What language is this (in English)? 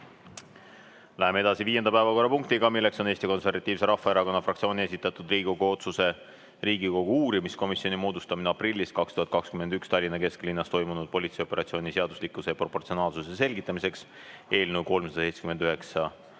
Estonian